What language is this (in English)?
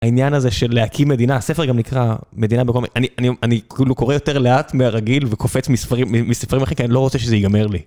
Hebrew